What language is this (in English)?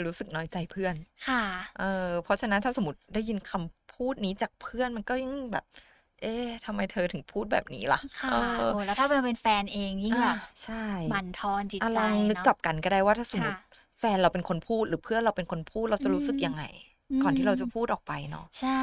Thai